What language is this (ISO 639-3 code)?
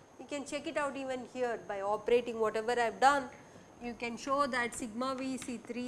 eng